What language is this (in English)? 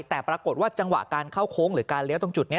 Thai